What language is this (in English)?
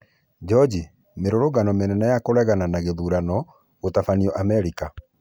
Kikuyu